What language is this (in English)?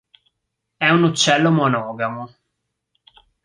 Italian